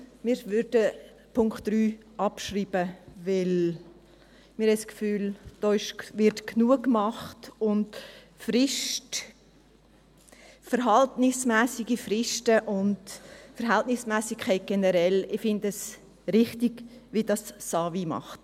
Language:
Swiss German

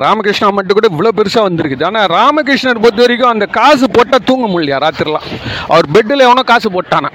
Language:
Tamil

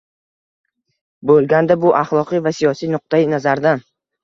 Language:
Uzbek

